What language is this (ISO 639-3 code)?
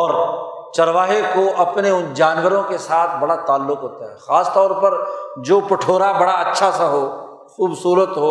urd